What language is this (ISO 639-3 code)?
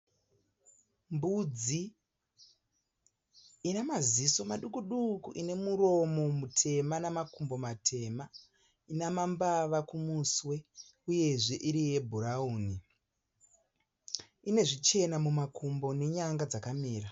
sna